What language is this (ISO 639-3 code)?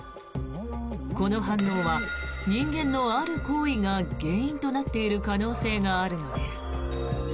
jpn